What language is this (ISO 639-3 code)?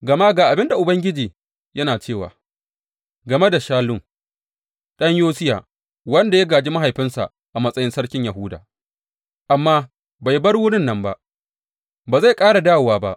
hau